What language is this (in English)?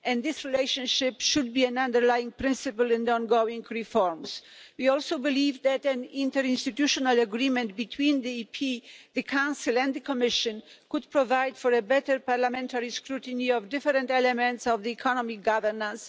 English